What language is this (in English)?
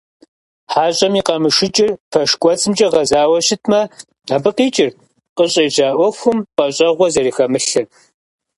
Kabardian